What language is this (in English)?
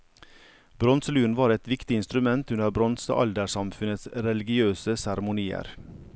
Norwegian